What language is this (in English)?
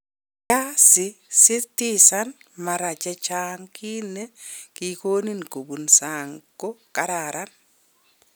Kalenjin